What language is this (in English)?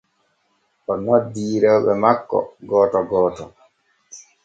Borgu Fulfulde